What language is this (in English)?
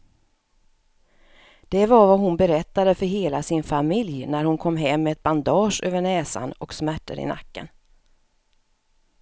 Swedish